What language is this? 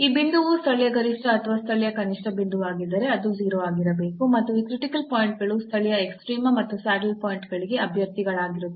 Kannada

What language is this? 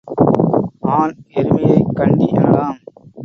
Tamil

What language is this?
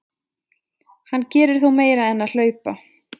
Icelandic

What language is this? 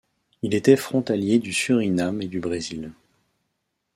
French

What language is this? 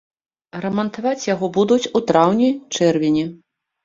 Belarusian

